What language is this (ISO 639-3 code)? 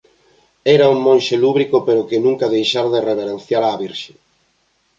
glg